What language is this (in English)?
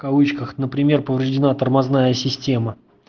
Russian